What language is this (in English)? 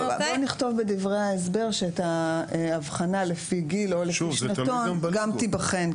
Hebrew